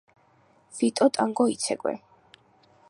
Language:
Georgian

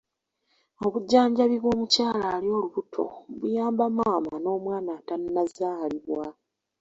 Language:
Ganda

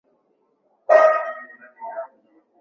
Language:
Swahili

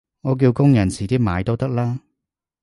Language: Cantonese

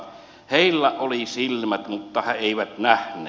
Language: Finnish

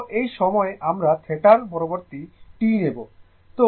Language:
Bangla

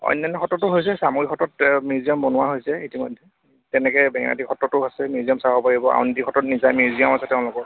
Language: Assamese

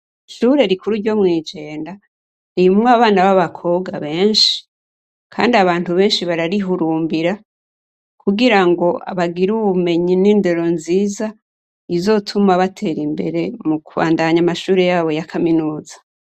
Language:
Rundi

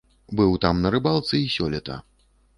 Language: Belarusian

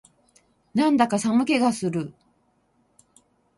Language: Japanese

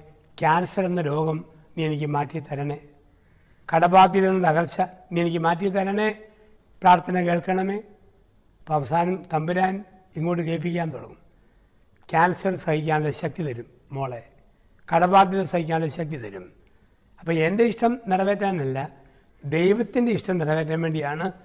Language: Malayalam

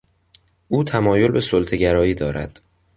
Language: Persian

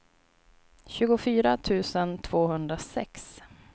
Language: Swedish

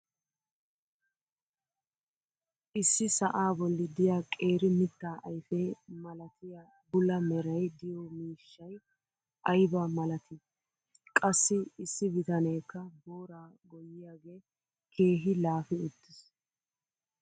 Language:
Wolaytta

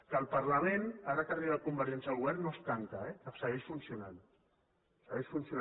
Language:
Catalan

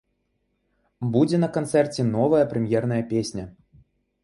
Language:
Belarusian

